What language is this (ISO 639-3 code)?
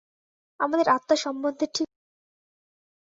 ben